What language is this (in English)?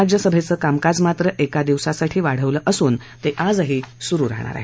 Marathi